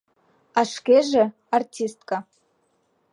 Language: Mari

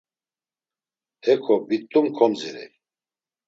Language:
Laz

